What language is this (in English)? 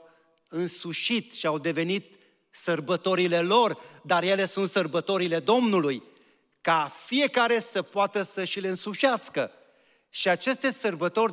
Romanian